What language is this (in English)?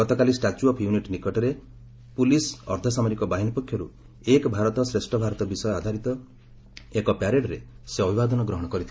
Odia